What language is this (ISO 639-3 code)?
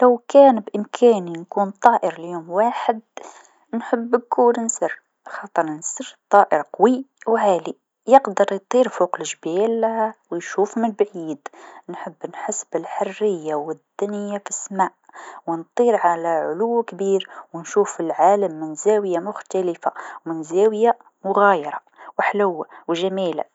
aeb